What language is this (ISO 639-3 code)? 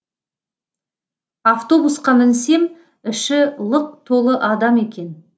kaz